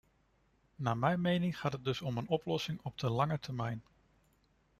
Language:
Dutch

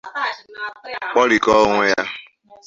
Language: Igbo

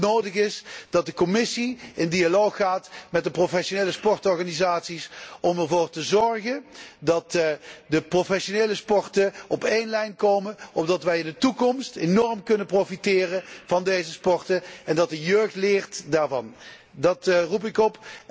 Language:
Dutch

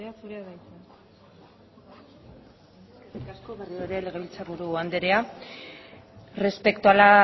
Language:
Basque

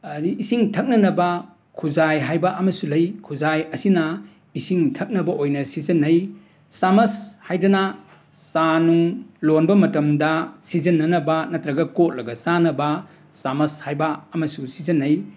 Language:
Manipuri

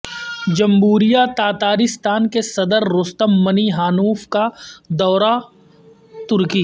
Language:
Urdu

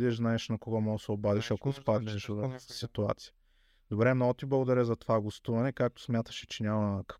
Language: Bulgarian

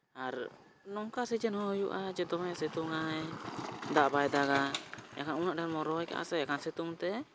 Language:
Santali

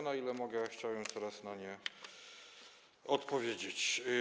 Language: Polish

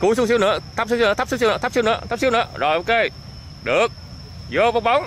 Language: Vietnamese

